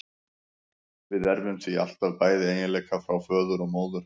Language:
Icelandic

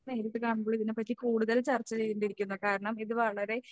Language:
Malayalam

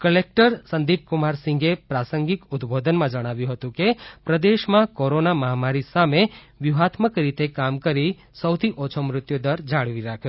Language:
Gujarati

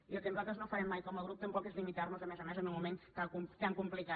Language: Catalan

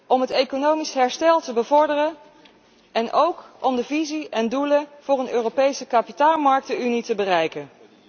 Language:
Dutch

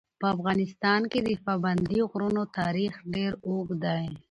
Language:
Pashto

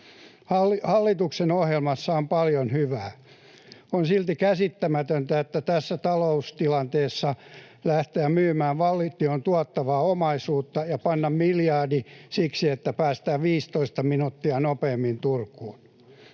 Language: Finnish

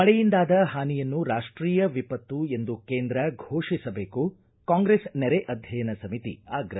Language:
Kannada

